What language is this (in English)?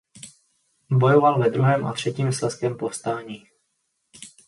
Czech